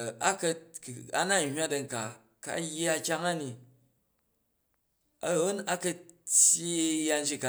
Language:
Jju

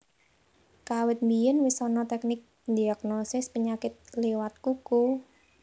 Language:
Javanese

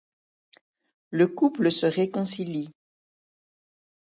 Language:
French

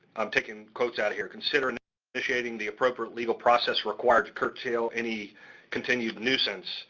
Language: English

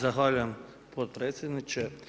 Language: Croatian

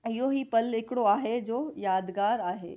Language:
Sindhi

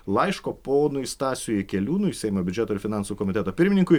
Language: Lithuanian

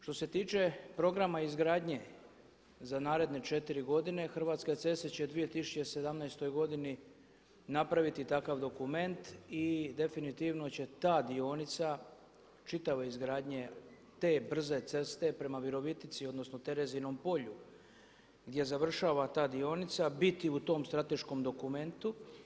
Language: Croatian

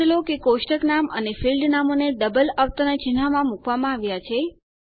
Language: Gujarati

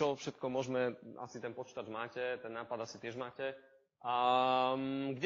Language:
Slovak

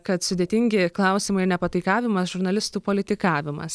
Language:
Lithuanian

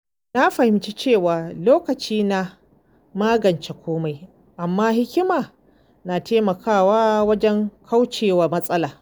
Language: Hausa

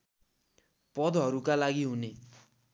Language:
Nepali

